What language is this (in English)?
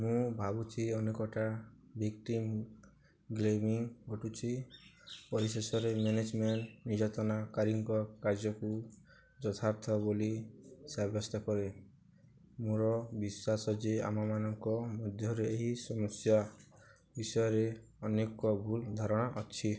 Odia